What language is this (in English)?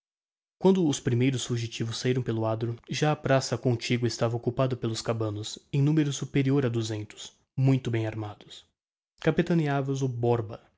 Portuguese